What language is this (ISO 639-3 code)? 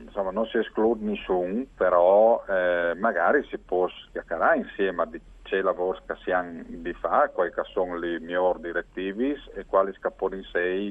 ita